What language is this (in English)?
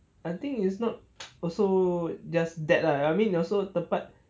English